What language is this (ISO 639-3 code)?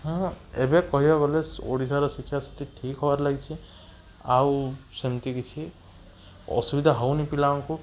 ori